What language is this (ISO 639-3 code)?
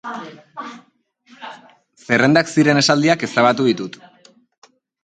eus